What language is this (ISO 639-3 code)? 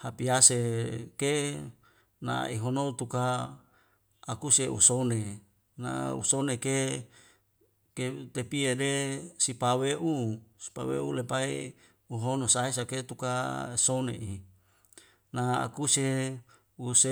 weo